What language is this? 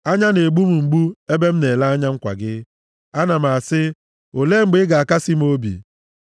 Igbo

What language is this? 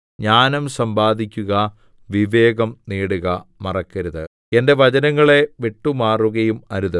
Malayalam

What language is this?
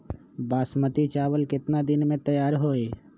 Magahi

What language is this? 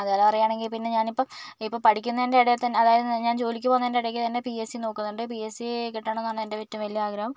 Malayalam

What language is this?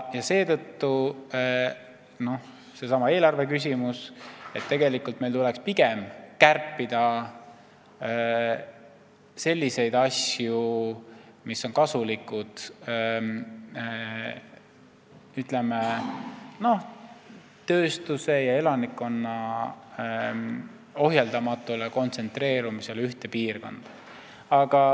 Estonian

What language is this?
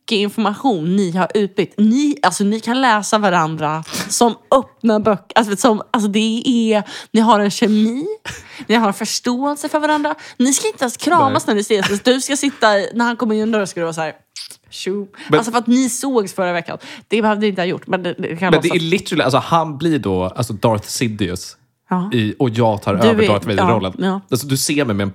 Swedish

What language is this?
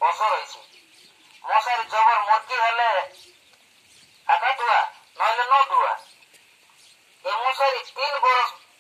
Thai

